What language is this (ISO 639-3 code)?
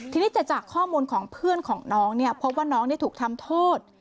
tha